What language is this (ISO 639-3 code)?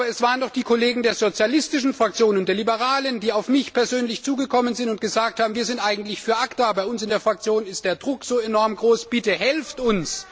deu